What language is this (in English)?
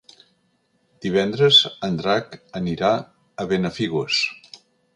Catalan